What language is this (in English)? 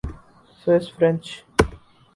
Urdu